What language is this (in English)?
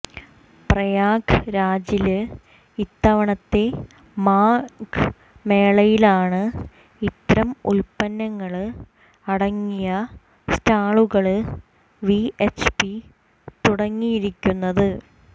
Malayalam